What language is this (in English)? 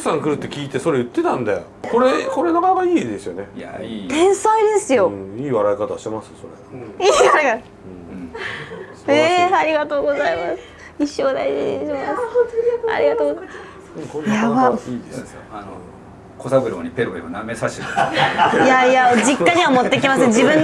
Japanese